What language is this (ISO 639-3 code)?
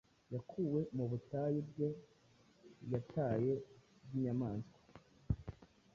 kin